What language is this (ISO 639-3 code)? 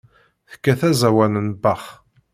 kab